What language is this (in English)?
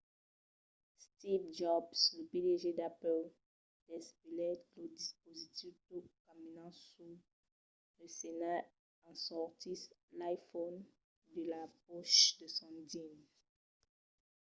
Occitan